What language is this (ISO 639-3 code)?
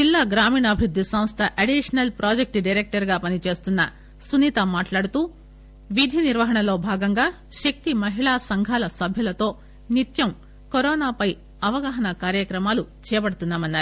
tel